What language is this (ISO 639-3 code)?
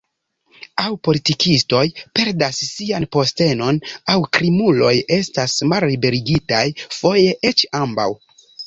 epo